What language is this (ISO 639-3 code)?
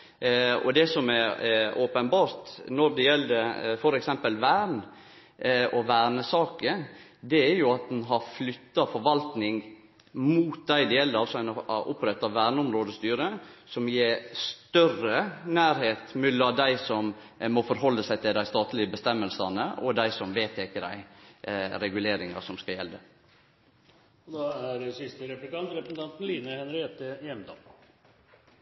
nor